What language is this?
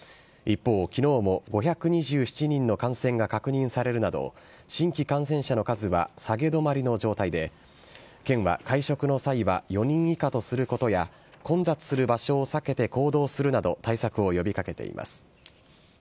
Japanese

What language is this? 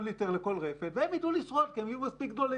Hebrew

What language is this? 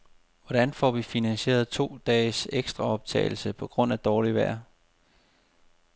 Danish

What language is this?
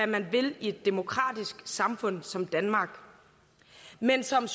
Danish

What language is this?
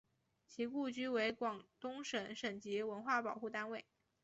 Chinese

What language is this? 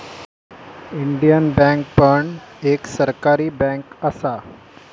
Marathi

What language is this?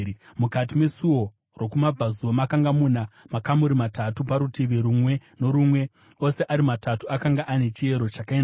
Shona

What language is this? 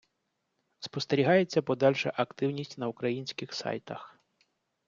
Ukrainian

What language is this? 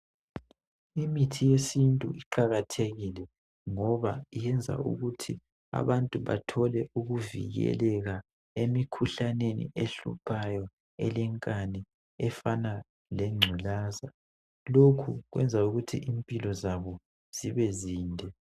North Ndebele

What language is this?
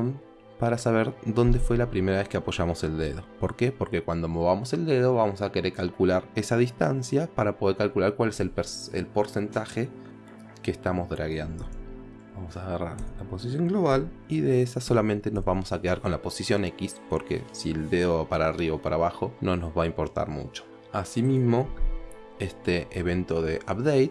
Spanish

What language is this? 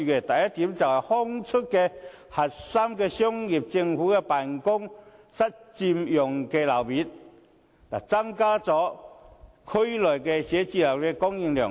Cantonese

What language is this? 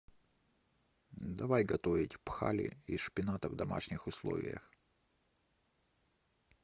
Russian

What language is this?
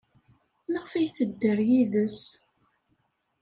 Kabyle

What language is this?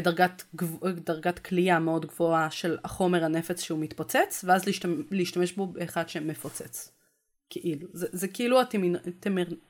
Hebrew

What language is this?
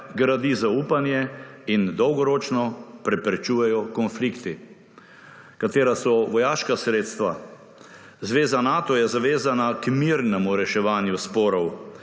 Slovenian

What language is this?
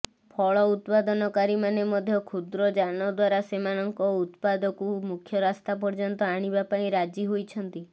Odia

